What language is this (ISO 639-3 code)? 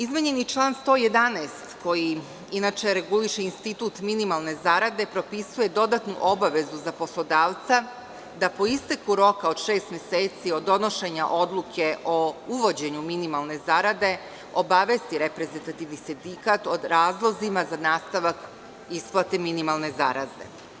srp